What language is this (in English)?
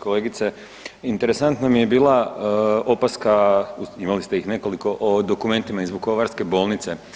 Croatian